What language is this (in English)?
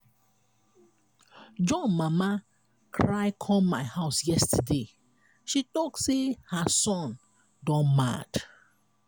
Nigerian Pidgin